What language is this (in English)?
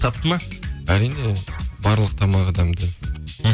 Kazakh